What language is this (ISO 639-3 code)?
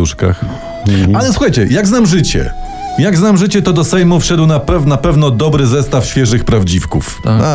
pol